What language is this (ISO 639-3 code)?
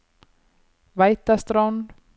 nor